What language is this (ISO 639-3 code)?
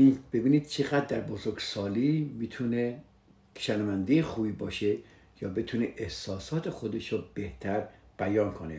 fas